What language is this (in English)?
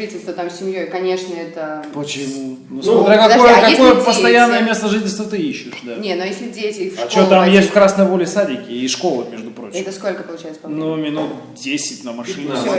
Russian